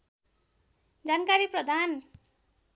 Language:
Nepali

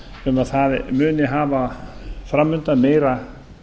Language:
Icelandic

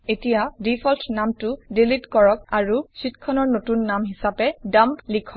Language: Assamese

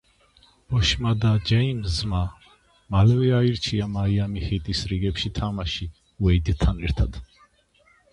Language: Georgian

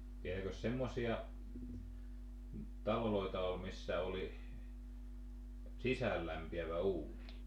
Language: Finnish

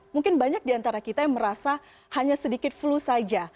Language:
Indonesian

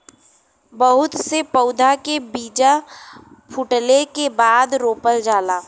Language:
Bhojpuri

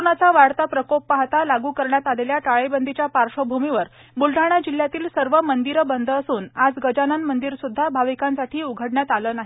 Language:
Marathi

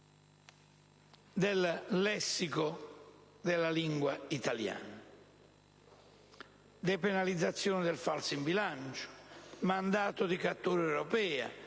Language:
Italian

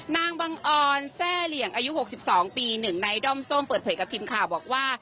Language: Thai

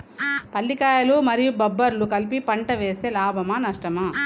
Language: Telugu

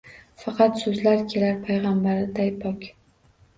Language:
Uzbek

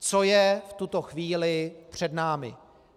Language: Czech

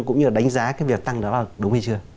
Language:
Vietnamese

